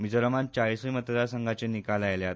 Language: Konkani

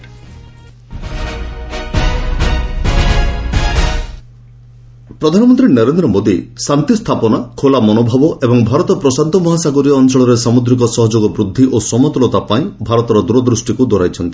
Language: Odia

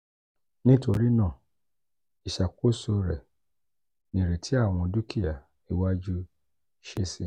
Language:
Yoruba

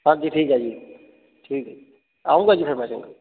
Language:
Punjabi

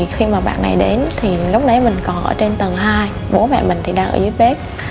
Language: Vietnamese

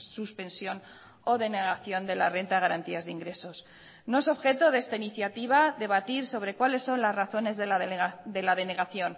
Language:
Spanish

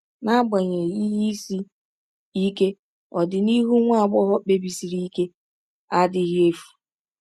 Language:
Igbo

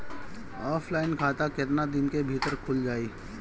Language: Bhojpuri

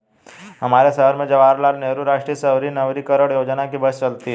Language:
Hindi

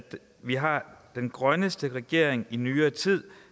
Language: Danish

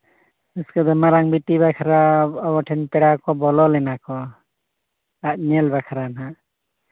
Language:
Santali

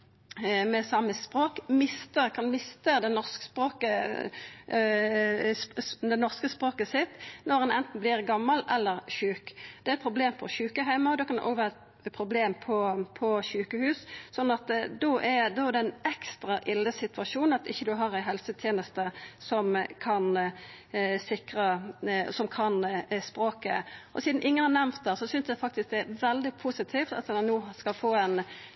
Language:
Norwegian Nynorsk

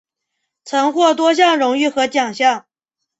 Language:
Chinese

